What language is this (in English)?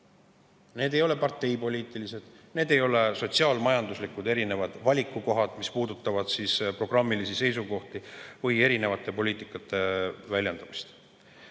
Estonian